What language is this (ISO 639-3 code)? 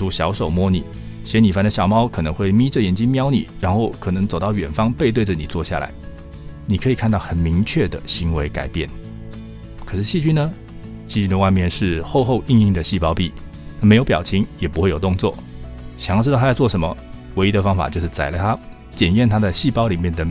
zho